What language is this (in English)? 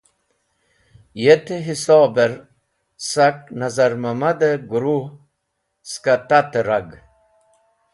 Wakhi